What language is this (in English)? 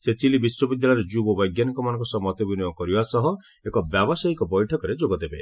Odia